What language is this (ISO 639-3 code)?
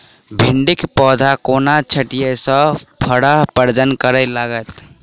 mai